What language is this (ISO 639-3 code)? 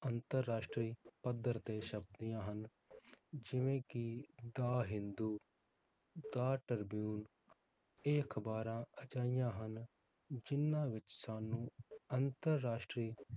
pan